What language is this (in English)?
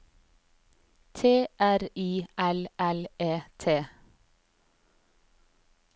Norwegian